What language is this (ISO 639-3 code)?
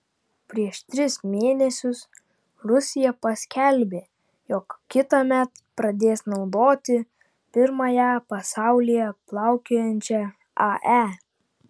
lit